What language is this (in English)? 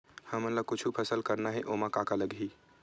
Chhattisgarhi